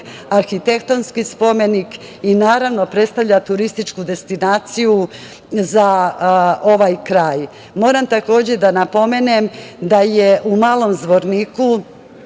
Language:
Serbian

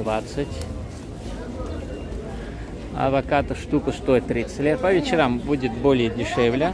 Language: Russian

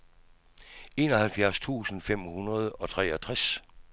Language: Danish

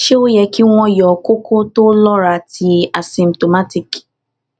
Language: Yoruba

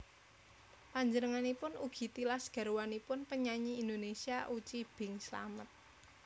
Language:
Javanese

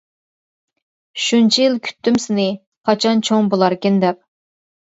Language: Uyghur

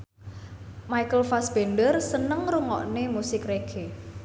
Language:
Javanese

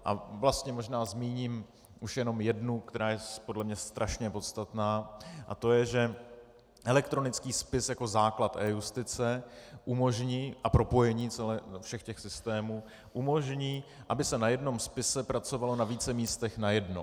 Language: Czech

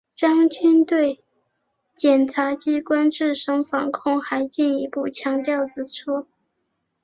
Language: Chinese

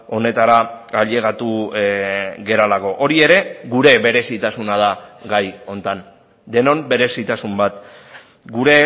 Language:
Basque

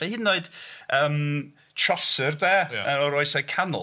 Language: Welsh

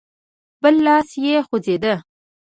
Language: Pashto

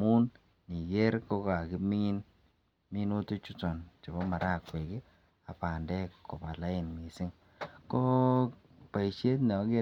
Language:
Kalenjin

